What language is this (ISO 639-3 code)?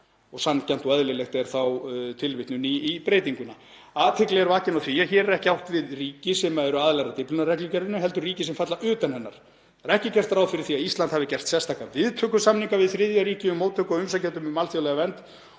isl